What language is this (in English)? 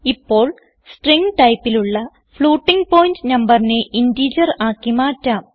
Malayalam